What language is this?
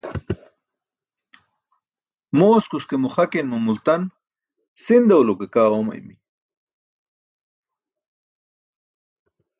Burushaski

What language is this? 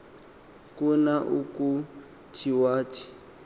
Xhosa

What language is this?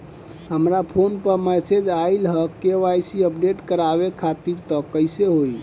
Bhojpuri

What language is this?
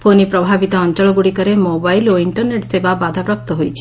Odia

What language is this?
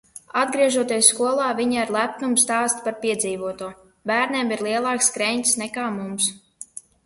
Latvian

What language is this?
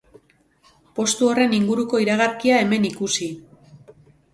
Basque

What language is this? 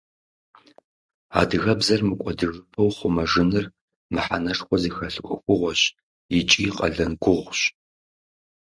Kabardian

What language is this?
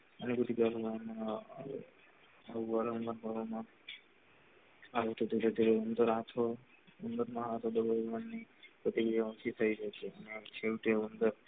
Gujarati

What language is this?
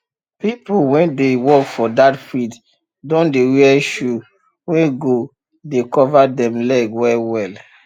Nigerian Pidgin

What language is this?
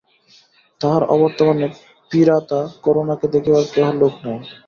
Bangla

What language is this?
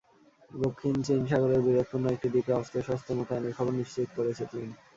Bangla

